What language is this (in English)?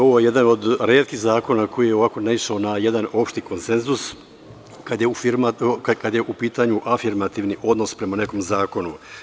Serbian